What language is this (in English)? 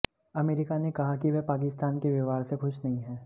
Hindi